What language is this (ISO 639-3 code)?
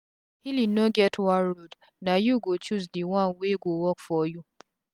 pcm